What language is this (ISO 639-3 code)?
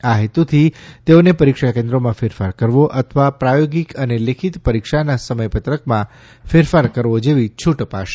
guj